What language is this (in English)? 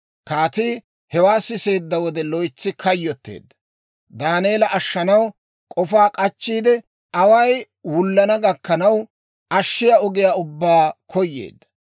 Dawro